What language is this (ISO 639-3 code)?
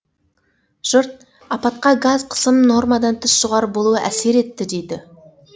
kaz